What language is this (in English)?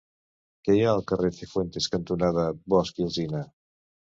Catalan